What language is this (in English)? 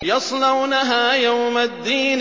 Arabic